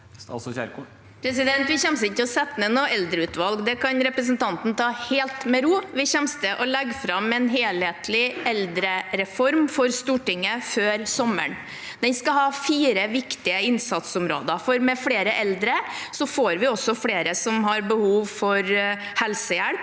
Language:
Norwegian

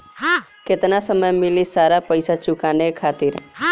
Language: Bhojpuri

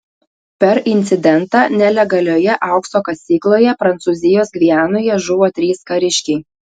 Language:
Lithuanian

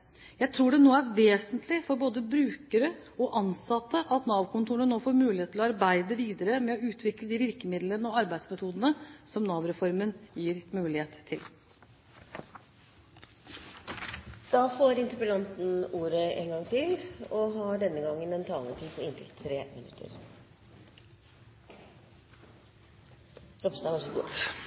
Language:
Norwegian Bokmål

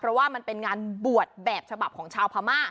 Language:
Thai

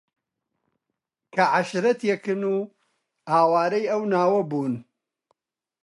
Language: Central Kurdish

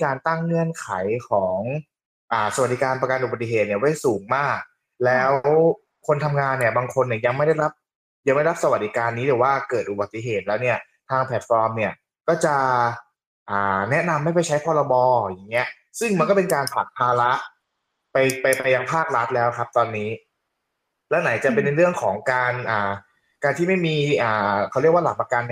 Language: Thai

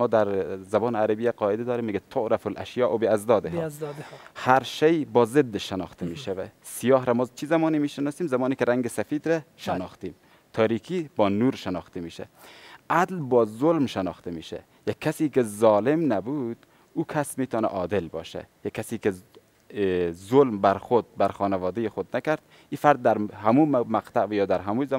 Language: Persian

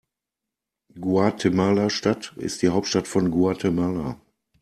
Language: German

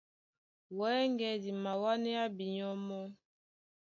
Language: Duala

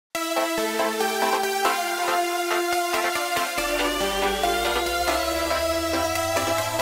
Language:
Polish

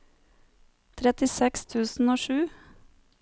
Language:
Norwegian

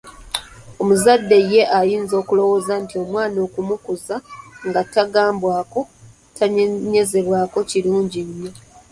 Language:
Ganda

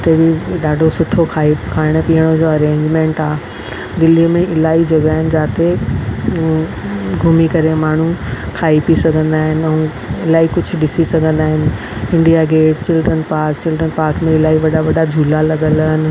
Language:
Sindhi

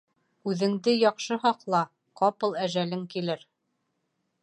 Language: Bashkir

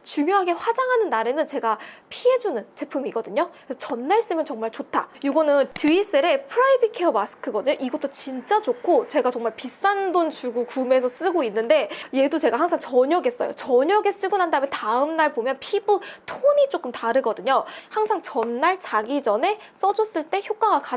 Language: Korean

